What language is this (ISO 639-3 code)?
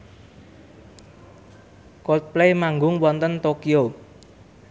jav